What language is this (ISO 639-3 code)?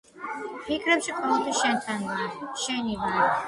kat